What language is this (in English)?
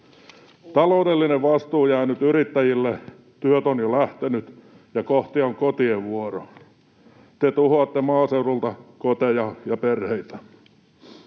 Finnish